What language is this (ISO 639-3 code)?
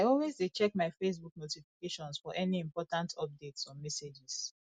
pcm